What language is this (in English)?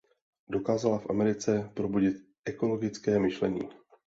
Czech